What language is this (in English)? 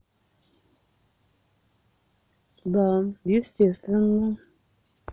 Russian